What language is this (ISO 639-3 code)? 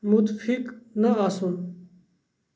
kas